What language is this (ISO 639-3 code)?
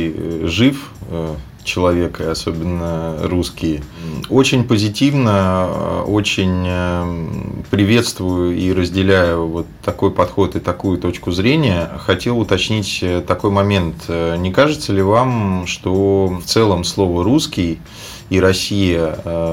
rus